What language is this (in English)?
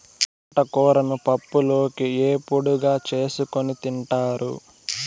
Telugu